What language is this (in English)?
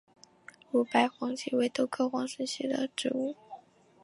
Chinese